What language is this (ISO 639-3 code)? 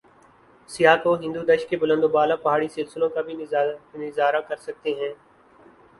urd